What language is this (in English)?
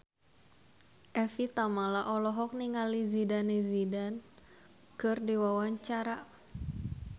Sundanese